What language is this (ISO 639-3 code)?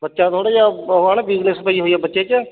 pan